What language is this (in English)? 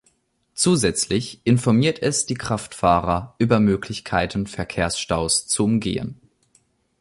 German